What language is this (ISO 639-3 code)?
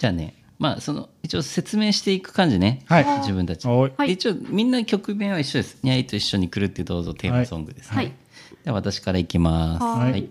jpn